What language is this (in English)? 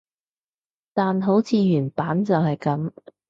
Cantonese